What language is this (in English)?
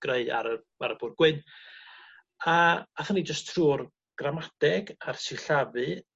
Welsh